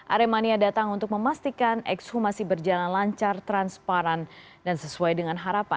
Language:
Indonesian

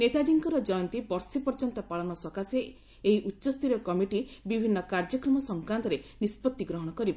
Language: Odia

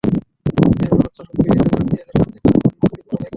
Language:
Bangla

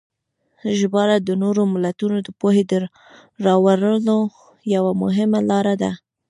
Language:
Pashto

